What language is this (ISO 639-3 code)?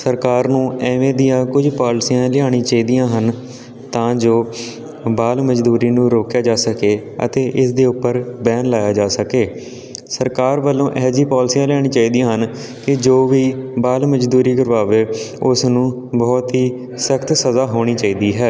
pan